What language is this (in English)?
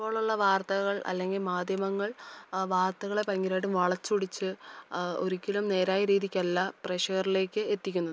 Malayalam